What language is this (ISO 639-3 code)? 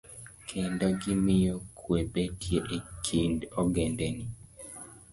luo